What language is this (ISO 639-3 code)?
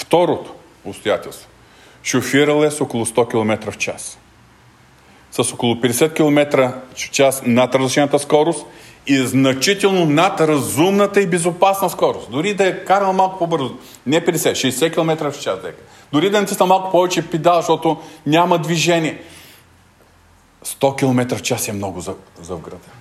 bul